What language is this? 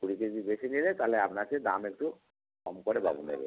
Bangla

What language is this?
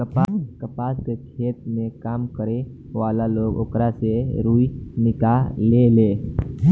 Bhojpuri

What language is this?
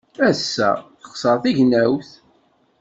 Kabyle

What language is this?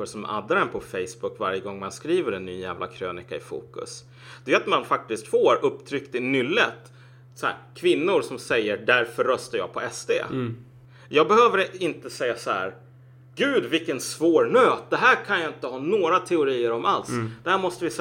Swedish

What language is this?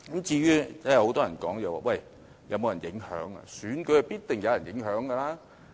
Cantonese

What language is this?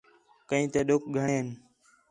Khetrani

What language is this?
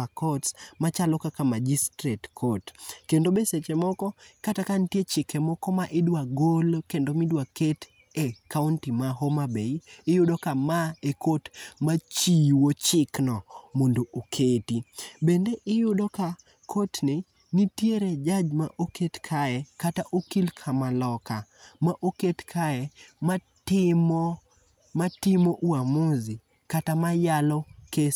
Luo (Kenya and Tanzania)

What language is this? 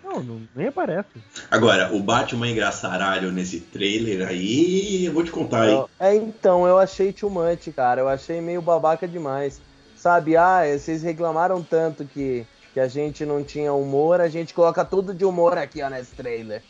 Portuguese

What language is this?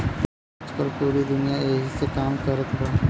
Bhojpuri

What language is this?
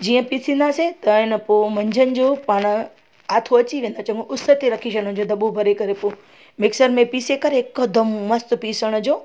Sindhi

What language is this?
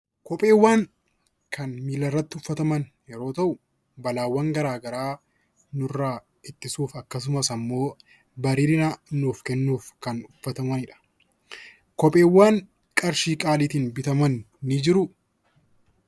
Oromo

